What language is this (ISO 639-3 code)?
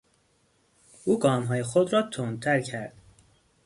fas